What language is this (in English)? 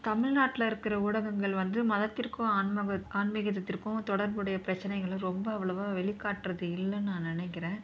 Tamil